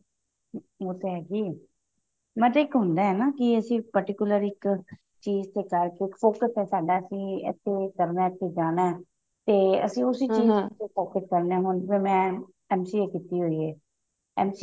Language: Punjabi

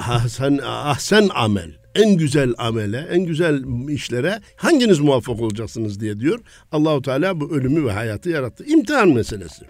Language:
Turkish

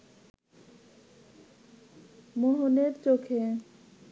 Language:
Bangla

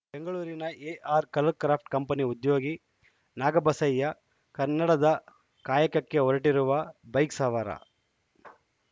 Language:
Kannada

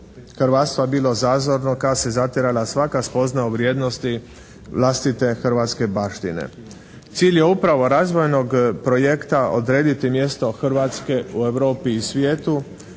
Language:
Croatian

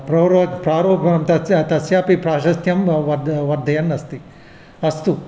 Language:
Sanskrit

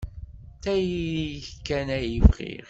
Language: Kabyle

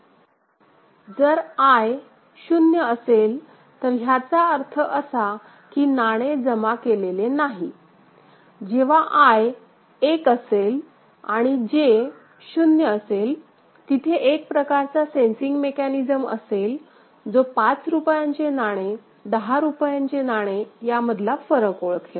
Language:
Marathi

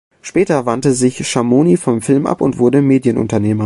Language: German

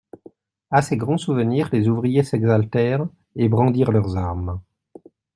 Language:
French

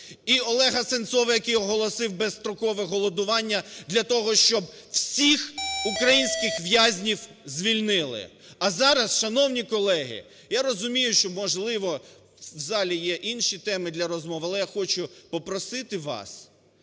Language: Ukrainian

